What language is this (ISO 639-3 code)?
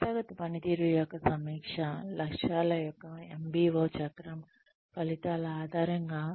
tel